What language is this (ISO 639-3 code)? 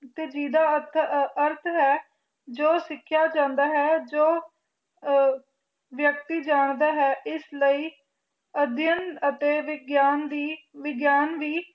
pan